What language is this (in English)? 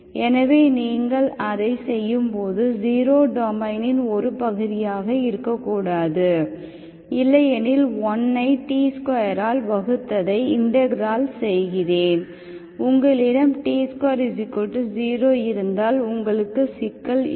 Tamil